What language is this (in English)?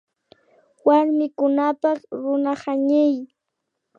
Imbabura Highland Quichua